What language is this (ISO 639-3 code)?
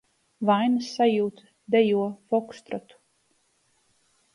lav